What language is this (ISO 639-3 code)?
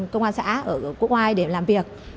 vie